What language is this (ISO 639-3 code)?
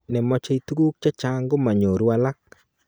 kln